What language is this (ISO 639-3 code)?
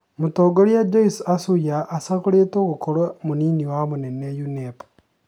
kik